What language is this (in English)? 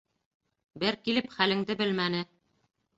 Bashkir